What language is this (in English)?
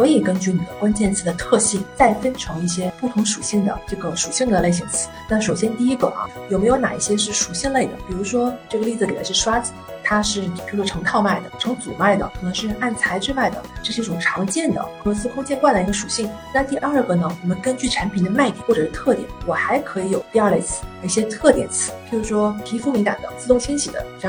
Chinese